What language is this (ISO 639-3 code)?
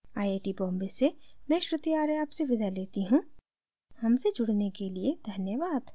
hin